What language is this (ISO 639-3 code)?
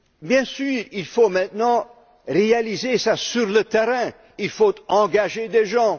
fra